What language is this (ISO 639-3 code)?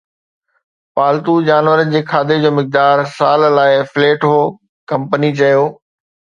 snd